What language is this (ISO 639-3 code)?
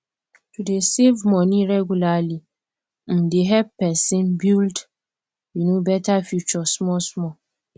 pcm